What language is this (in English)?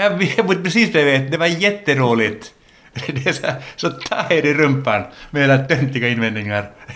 Swedish